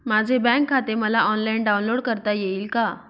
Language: Marathi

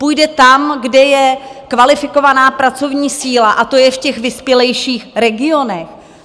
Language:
Czech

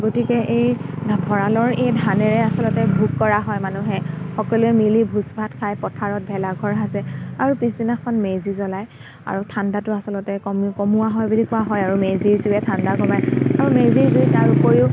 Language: Assamese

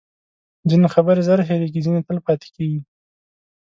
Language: Pashto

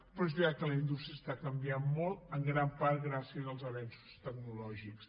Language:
Catalan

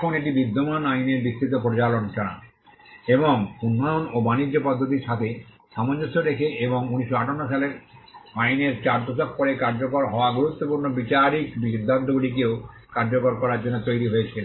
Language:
Bangla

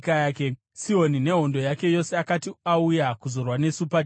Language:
Shona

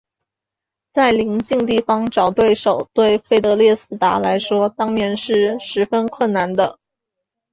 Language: Chinese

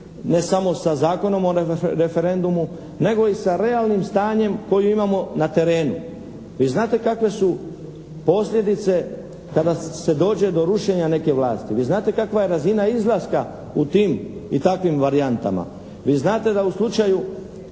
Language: Croatian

